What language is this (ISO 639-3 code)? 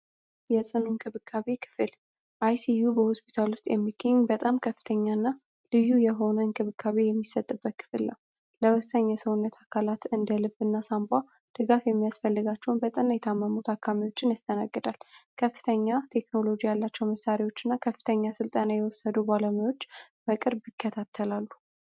amh